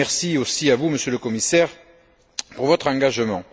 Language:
French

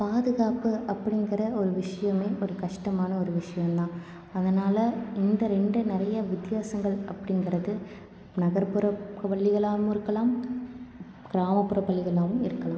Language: Tamil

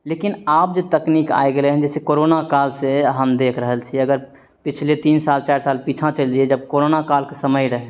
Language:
Maithili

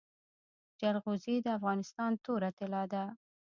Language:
Pashto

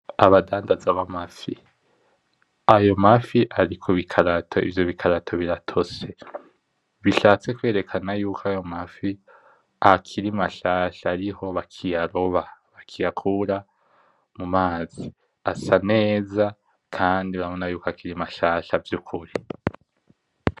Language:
Rundi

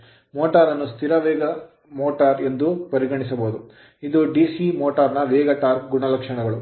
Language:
Kannada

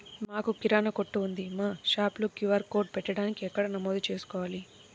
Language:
Telugu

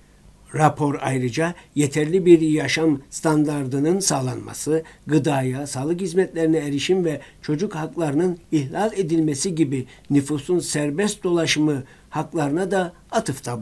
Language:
Turkish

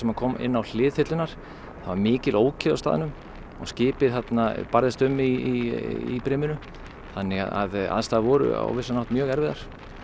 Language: Icelandic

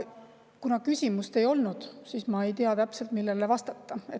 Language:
Estonian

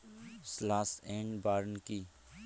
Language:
Bangla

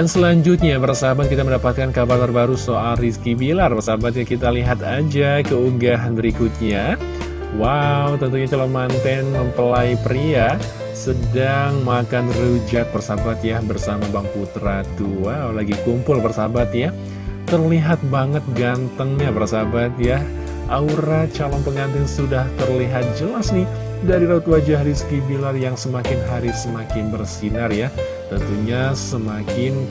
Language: Indonesian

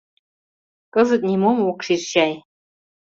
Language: Mari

